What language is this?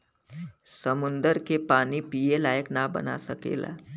Bhojpuri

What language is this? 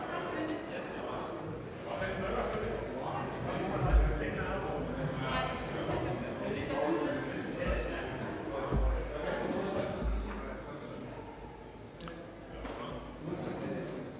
Danish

